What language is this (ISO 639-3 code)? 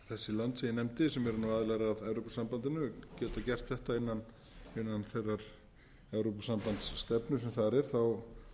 isl